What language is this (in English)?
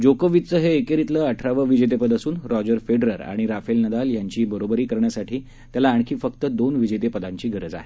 Marathi